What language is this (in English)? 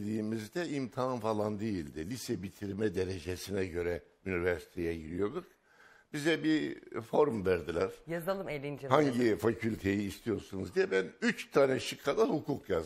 Turkish